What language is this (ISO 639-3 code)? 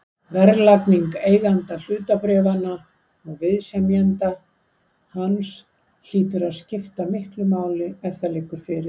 isl